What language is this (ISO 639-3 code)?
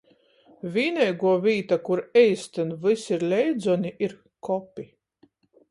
ltg